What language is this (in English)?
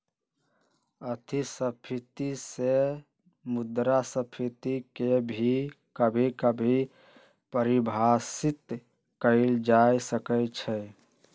Magahi